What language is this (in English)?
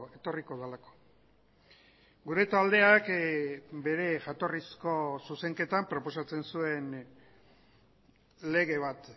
Basque